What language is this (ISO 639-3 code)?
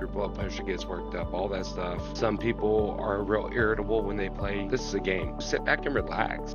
eng